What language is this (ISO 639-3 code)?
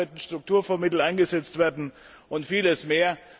deu